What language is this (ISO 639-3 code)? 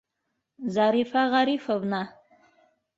bak